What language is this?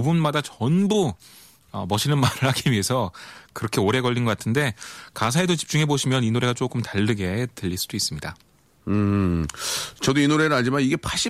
Korean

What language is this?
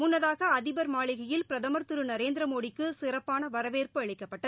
Tamil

